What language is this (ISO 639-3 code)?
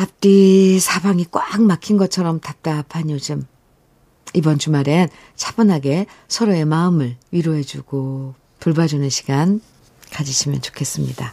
kor